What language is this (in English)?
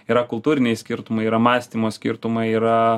Lithuanian